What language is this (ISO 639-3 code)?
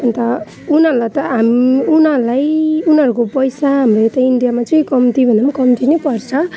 nep